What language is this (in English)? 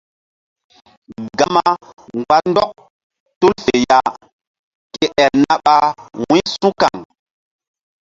Mbum